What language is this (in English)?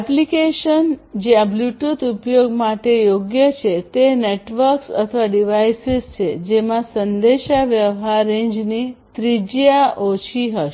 Gujarati